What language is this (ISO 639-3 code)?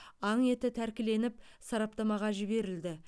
kaz